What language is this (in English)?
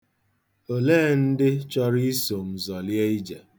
Igbo